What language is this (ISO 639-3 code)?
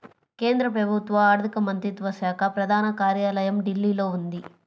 tel